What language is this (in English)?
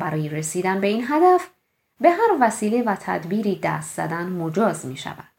Persian